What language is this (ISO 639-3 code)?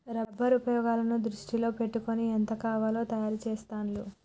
tel